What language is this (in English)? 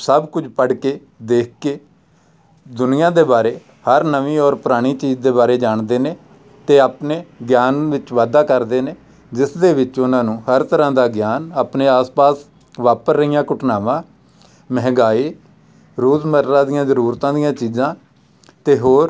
Punjabi